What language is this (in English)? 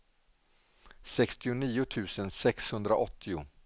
Swedish